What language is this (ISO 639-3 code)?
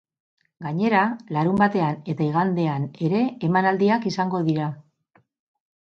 eus